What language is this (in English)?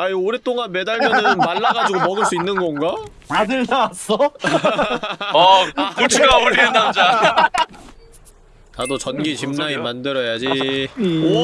Korean